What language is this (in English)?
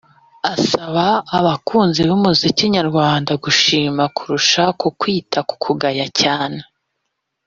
Kinyarwanda